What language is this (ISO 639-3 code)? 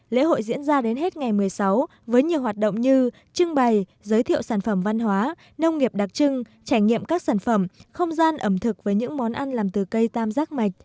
vie